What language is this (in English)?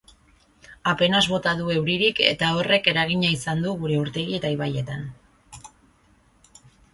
Basque